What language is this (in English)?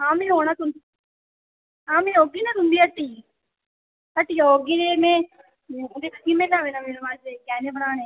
Dogri